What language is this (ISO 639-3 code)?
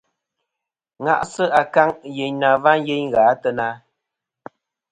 bkm